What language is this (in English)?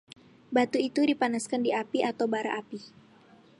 Indonesian